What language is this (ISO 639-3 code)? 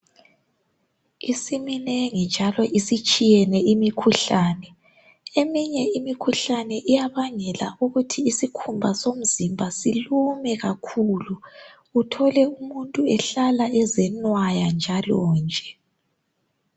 nde